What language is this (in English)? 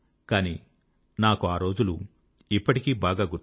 Telugu